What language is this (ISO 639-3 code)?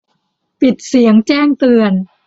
tha